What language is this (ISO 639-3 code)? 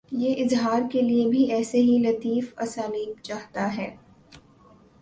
urd